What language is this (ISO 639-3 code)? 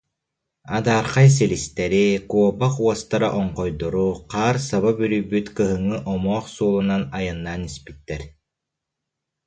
sah